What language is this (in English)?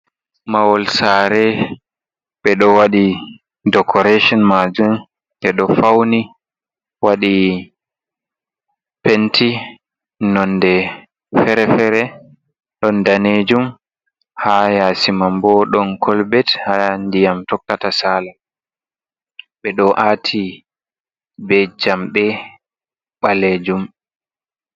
Fula